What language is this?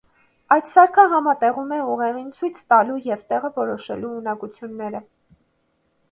Armenian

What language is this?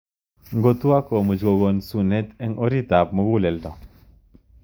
Kalenjin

